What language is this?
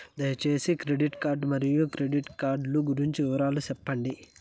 Telugu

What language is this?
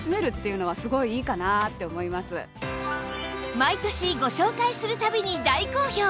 Japanese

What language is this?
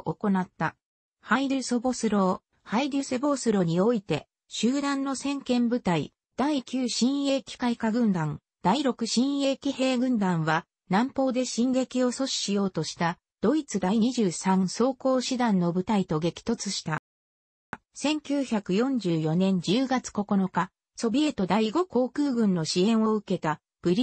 Japanese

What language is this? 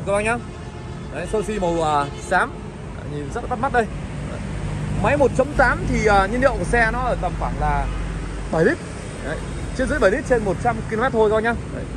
Vietnamese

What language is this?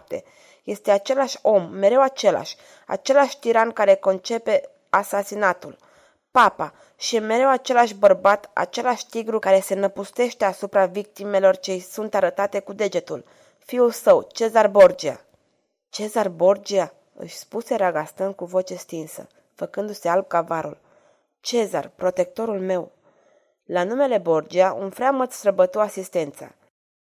Romanian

